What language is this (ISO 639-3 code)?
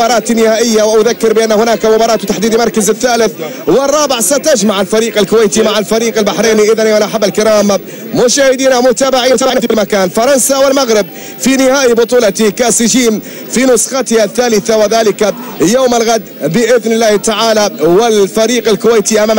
ara